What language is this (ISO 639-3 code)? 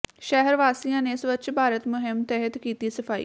pan